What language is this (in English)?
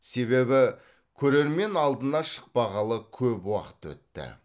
Kazakh